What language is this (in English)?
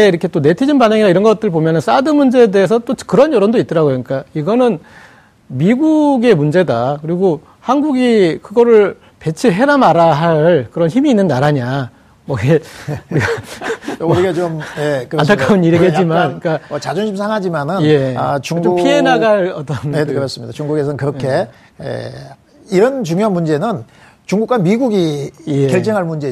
Korean